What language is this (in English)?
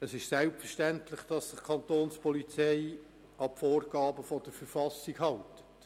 Swiss German